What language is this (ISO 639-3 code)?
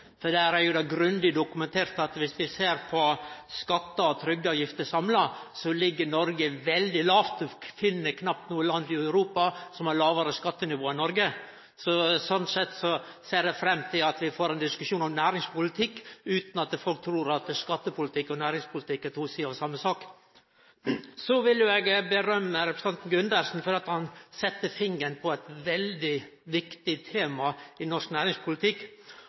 nno